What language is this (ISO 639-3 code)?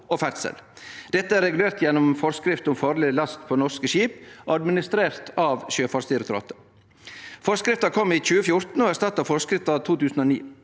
nor